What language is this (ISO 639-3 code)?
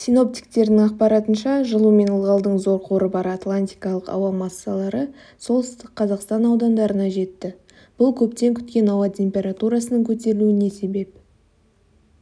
kaz